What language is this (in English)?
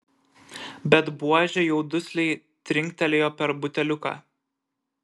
Lithuanian